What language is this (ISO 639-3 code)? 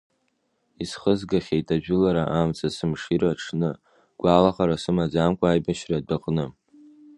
abk